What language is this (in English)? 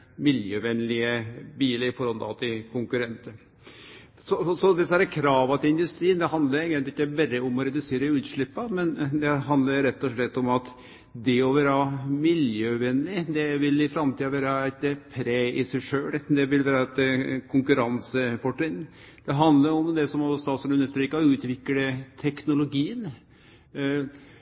Norwegian Nynorsk